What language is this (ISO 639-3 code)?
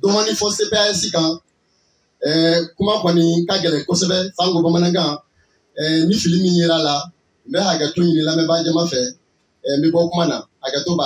fra